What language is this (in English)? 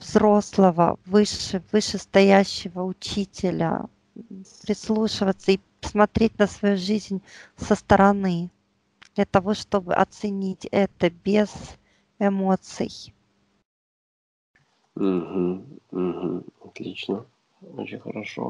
Russian